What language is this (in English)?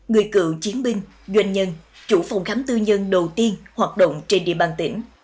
Vietnamese